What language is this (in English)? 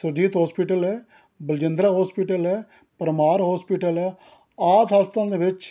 Punjabi